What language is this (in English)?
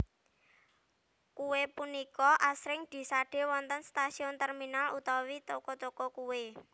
Javanese